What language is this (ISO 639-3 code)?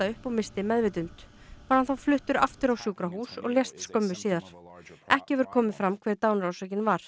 isl